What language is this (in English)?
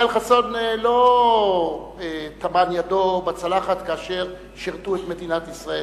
Hebrew